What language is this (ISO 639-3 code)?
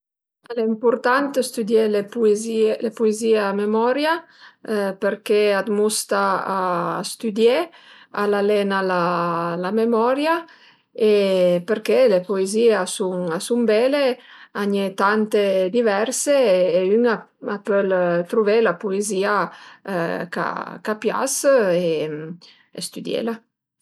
pms